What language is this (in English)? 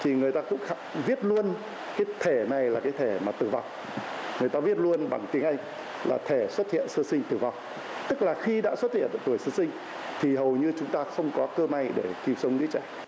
Vietnamese